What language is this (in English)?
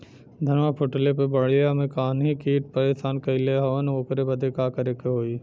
Bhojpuri